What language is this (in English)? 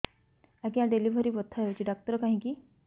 Odia